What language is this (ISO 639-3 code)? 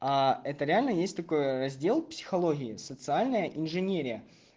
rus